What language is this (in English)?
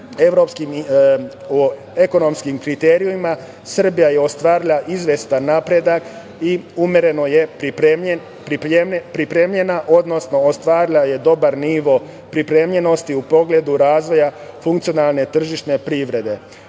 Serbian